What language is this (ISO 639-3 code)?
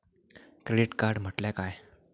mar